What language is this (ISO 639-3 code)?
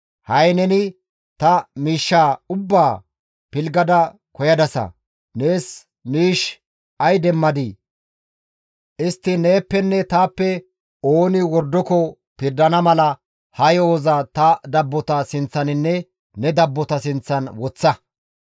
gmv